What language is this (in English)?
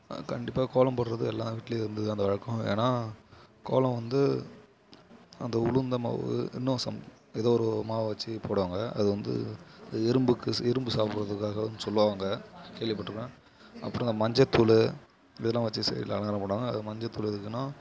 Tamil